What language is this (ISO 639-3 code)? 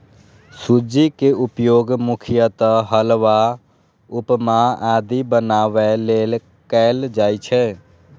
mai